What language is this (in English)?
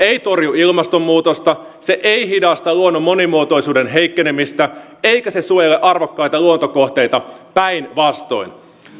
Finnish